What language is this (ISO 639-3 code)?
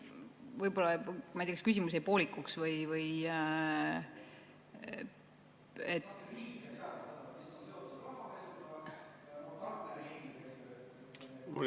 est